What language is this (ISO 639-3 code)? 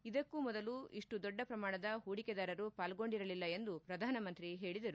kan